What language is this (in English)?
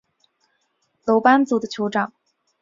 Chinese